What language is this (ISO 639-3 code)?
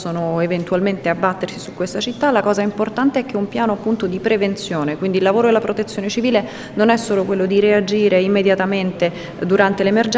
ita